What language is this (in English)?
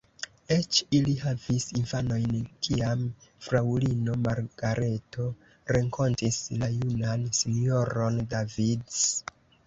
Esperanto